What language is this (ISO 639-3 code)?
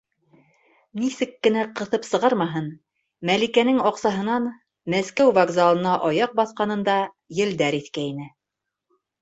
bak